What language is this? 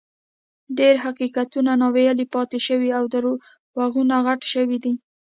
Pashto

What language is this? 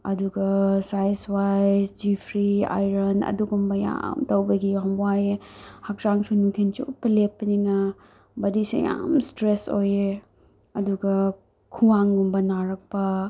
Manipuri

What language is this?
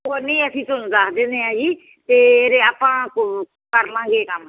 Punjabi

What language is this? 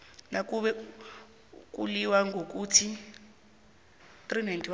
South Ndebele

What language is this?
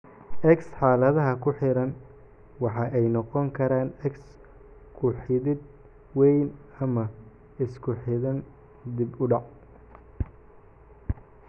Somali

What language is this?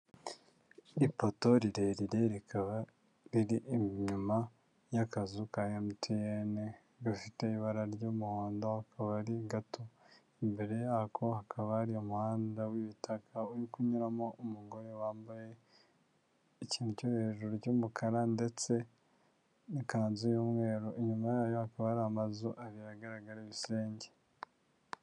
Kinyarwanda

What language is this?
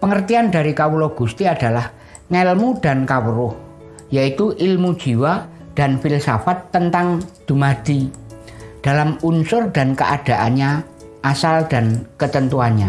Indonesian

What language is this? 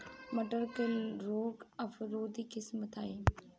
Bhojpuri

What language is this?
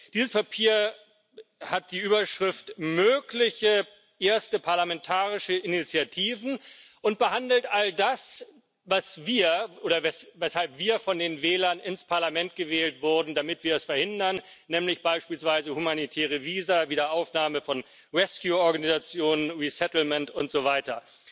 German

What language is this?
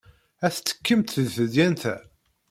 Kabyle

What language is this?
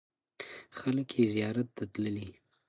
Pashto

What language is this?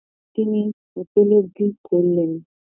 Bangla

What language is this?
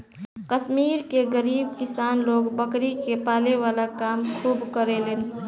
Bhojpuri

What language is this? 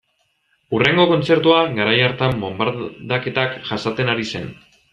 Basque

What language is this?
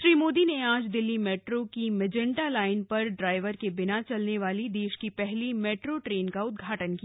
Hindi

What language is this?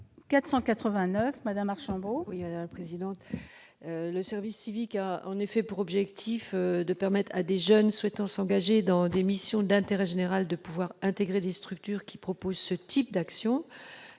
French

